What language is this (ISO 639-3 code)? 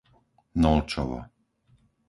slk